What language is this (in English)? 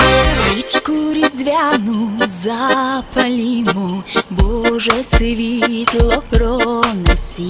Romanian